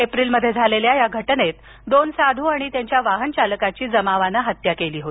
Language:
Marathi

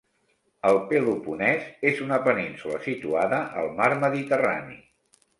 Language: Catalan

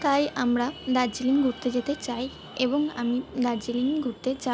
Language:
Bangla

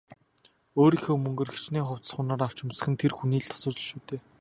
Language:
Mongolian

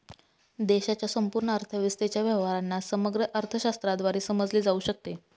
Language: Marathi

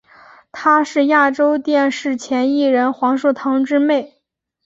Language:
Chinese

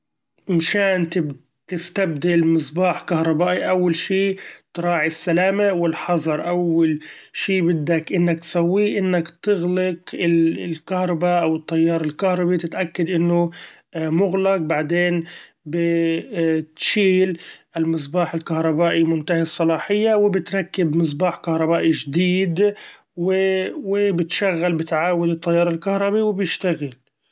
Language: Gulf Arabic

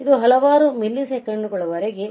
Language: Kannada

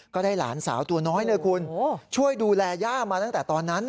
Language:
Thai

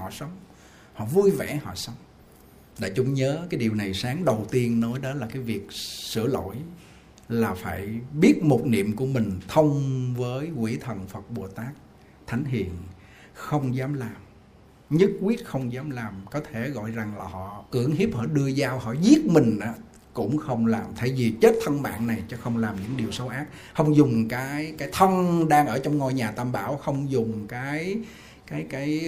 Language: Vietnamese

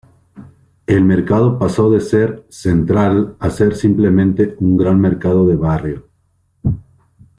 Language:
Spanish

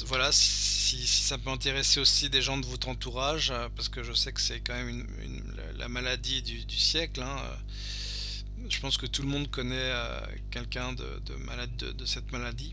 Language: French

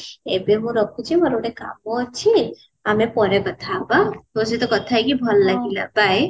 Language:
Odia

